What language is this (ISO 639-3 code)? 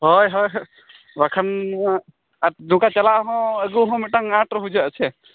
sat